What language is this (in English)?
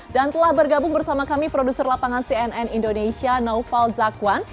Indonesian